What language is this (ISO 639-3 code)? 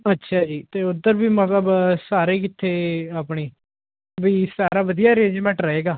pan